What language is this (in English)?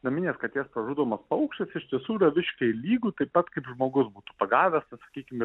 Lithuanian